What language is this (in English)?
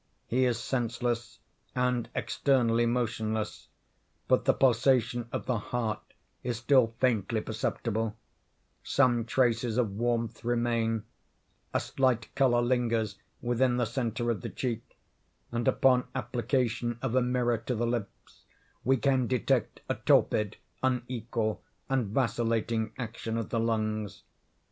English